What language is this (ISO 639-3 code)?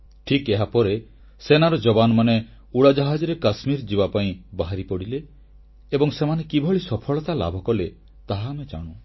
ori